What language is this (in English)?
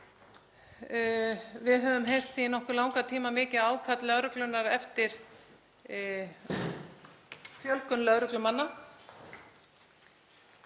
Icelandic